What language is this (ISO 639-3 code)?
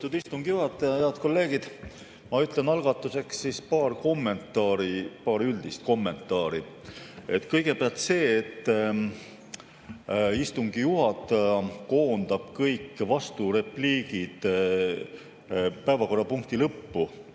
est